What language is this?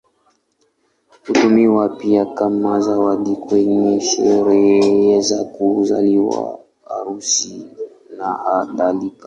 Swahili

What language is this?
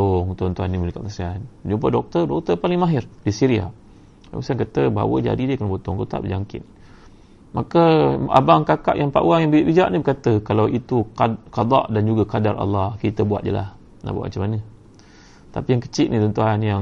Malay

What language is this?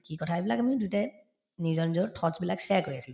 Assamese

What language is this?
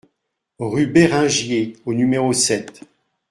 French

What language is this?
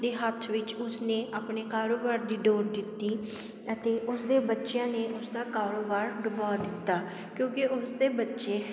Punjabi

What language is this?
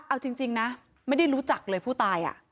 Thai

